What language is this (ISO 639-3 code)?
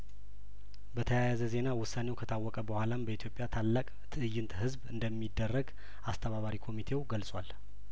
amh